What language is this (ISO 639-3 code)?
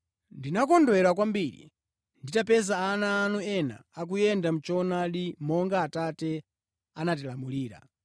nya